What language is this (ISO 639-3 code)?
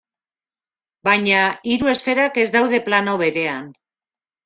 eus